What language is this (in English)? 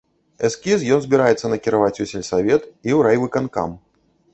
Belarusian